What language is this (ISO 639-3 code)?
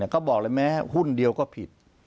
tha